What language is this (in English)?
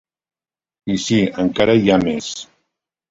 Catalan